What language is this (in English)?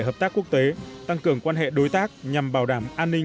Vietnamese